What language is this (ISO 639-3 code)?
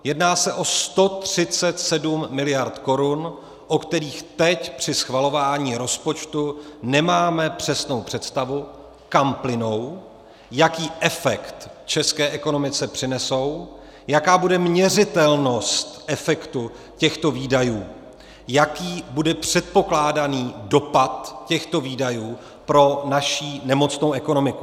ces